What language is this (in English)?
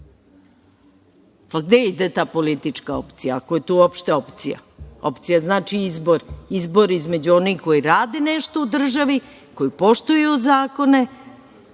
Serbian